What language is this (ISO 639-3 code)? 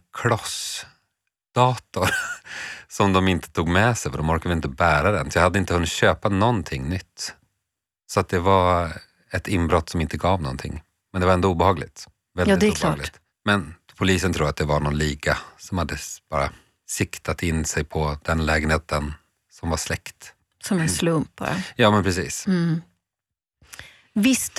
swe